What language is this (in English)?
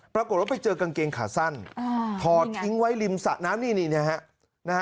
Thai